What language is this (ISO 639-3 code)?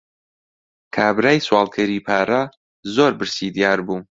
ckb